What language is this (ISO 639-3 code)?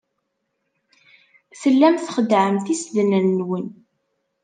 kab